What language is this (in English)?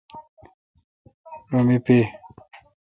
Kalkoti